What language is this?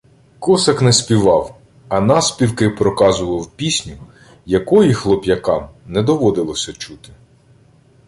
Ukrainian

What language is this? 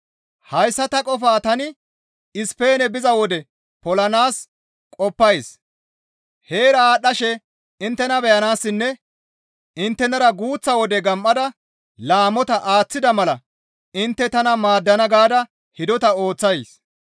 Gamo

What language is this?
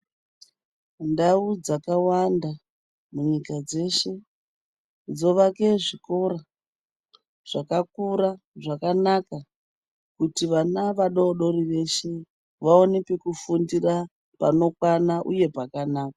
Ndau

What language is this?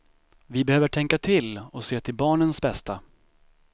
Swedish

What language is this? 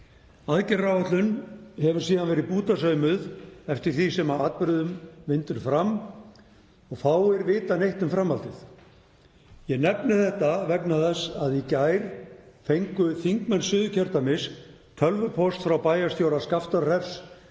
Icelandic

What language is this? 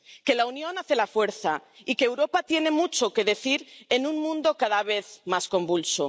Spanish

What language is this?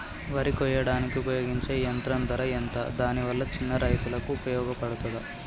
Telugu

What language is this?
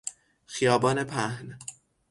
Persian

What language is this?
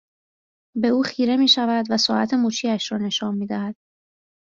Persian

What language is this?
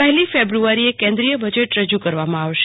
Gujarati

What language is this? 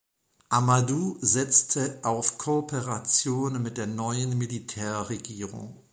German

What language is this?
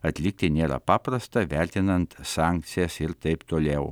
Lithuanian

